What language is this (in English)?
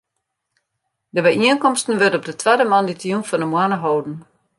Western Frisian